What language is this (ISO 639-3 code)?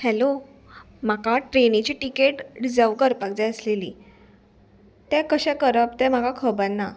kok